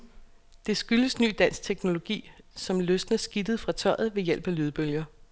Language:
Danish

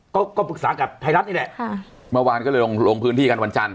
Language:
Thai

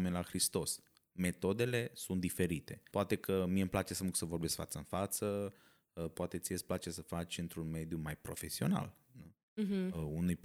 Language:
Romanian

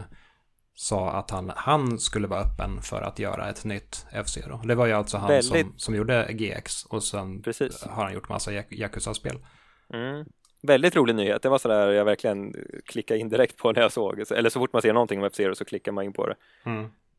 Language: Swedish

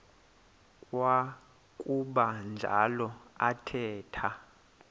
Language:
Xhosa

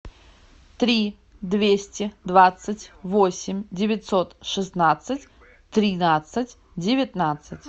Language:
Russian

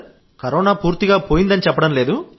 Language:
Telugu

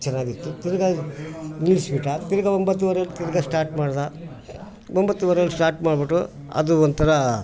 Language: Kannada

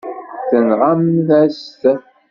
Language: Kabyle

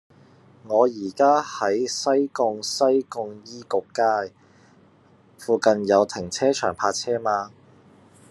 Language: Cantonese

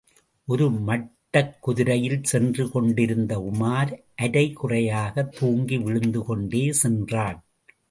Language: Tamil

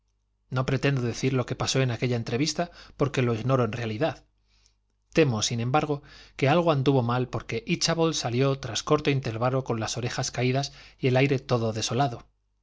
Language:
Spanish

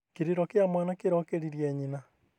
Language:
Kikuyu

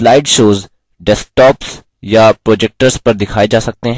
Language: Hindi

